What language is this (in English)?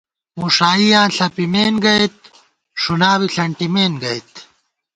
Gawar-Bati